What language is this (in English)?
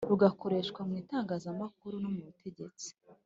Kinyarwanda